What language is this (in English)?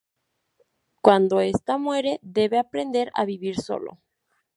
Spanish